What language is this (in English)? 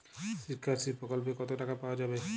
Bangla